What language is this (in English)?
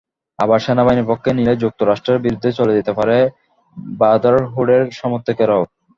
Bangla